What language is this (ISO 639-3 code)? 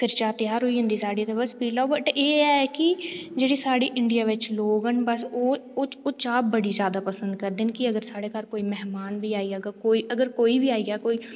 doi